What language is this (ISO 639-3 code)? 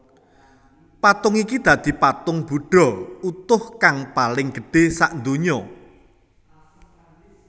jav